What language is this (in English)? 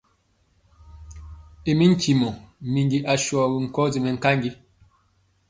Mpiemo